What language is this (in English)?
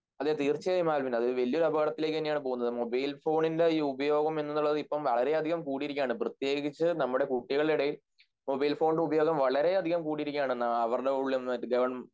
Malayalam